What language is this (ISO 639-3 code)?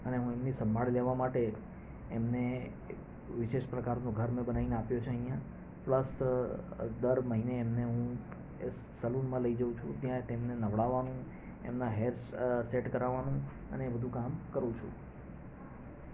guj